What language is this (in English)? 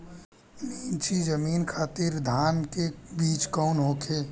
Bhojpuri